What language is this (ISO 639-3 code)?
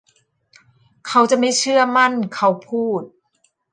tha